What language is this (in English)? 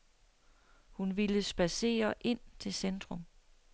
Danish